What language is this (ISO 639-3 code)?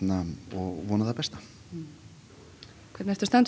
isl